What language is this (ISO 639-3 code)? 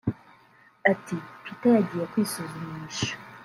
kin